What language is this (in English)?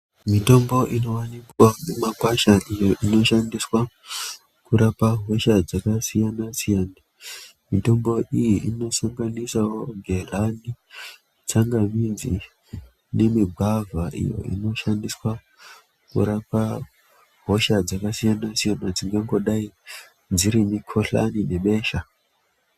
Ndau